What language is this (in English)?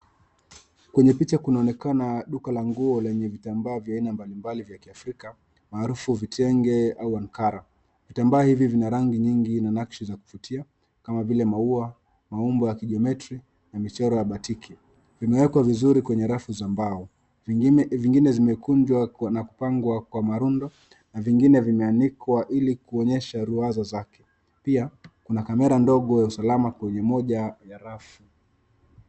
Swahili